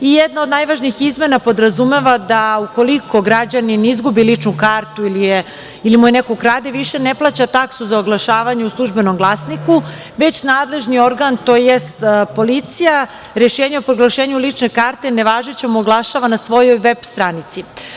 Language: Serbian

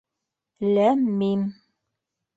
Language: Bashkir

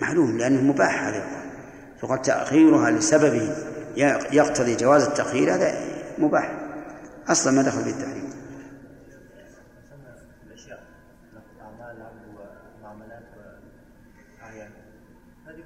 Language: Arabic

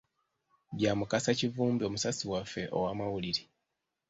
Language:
Ganda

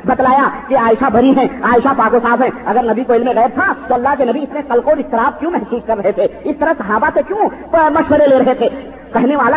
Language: Urdu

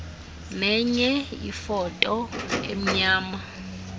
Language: Xhosa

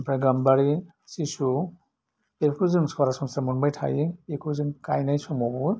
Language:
Bodo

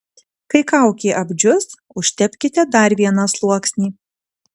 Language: Lithuanian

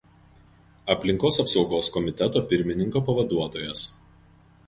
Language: Lithuanian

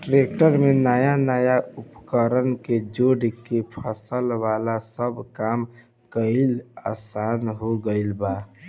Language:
Bhojpuri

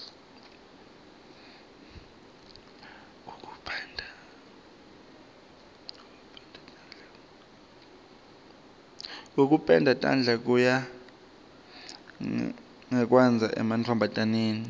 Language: Swati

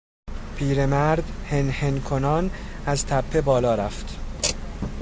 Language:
Persian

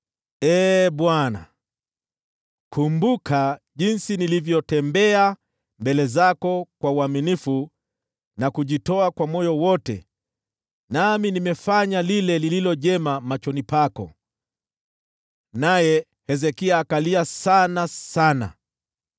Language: Swahili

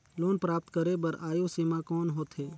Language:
Chhattisgarhi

